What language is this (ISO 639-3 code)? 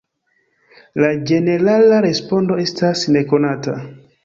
epo